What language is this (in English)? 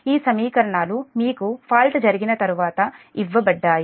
Telugu